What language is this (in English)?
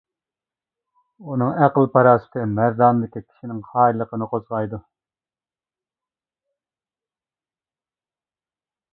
Uyghur